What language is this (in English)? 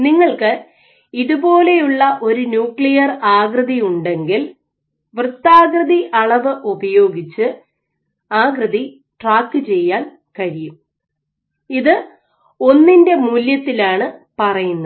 Malayalam